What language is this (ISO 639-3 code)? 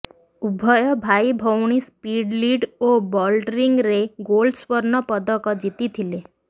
ori